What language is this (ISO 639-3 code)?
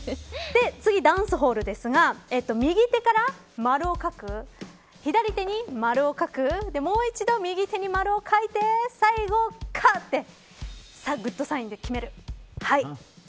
jpn